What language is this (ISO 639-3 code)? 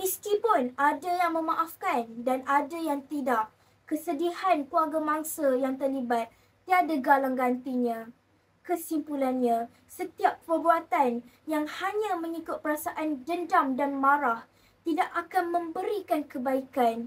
msa